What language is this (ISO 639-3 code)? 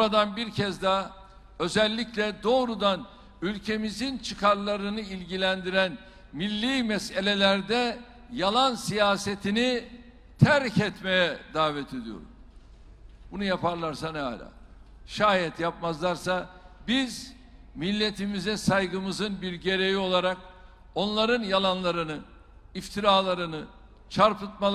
tur